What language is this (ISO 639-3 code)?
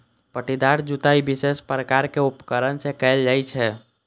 mai